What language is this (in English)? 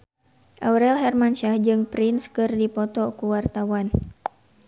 Sundanese